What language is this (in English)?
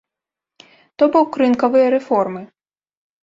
Belarusian